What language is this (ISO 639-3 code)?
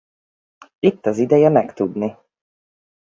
hun